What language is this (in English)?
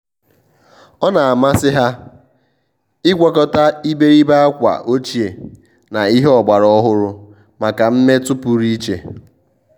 Igbo